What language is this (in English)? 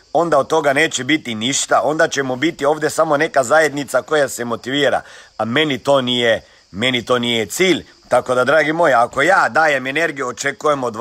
Croatian